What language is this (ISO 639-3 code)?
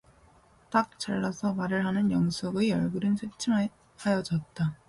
kor